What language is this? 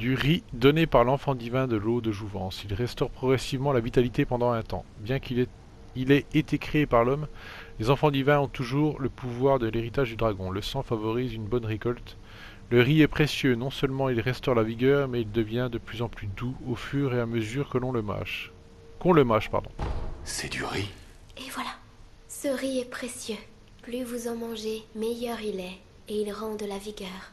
French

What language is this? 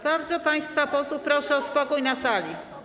Polish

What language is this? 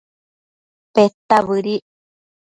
Matsés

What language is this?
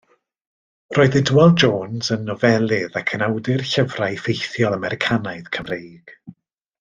Welsh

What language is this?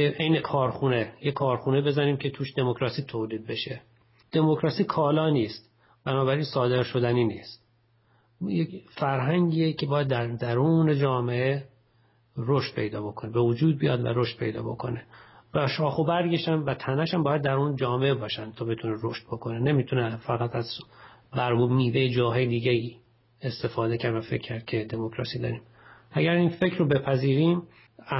Persian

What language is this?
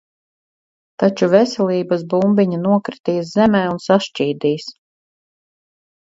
Latvian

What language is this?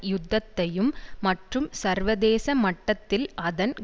Tamil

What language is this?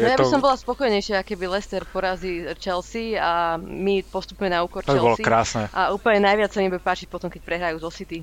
Slovak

